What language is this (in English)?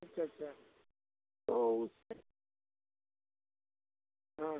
Hindi